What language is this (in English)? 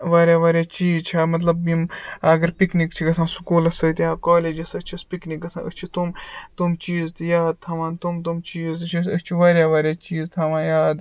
Kashmiri